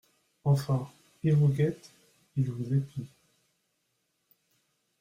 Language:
French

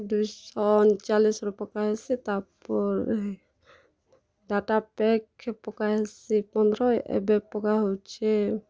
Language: Odia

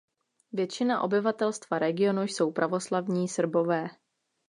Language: Czech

